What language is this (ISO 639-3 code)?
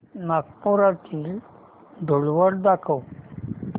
mar